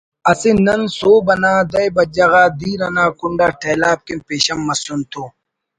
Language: Brahui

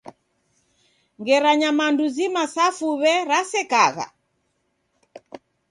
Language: Taita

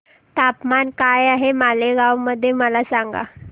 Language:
Marathi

